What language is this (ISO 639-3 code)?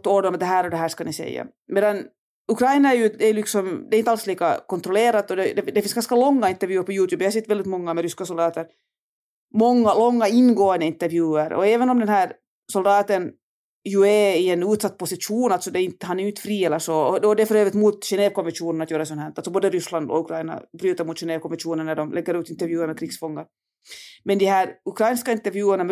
swe